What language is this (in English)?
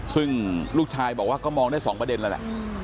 Thai